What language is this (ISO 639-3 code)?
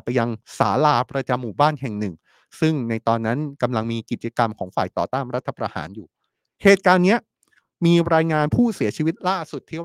tha